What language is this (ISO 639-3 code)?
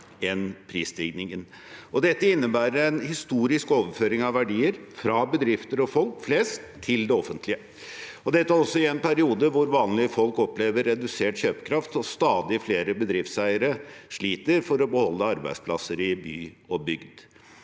nor